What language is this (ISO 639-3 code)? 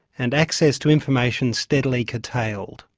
eng